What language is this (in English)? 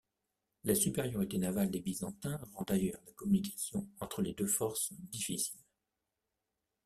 French